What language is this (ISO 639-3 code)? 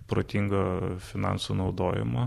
lit